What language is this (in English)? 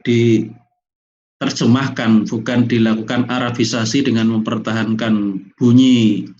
Indonesian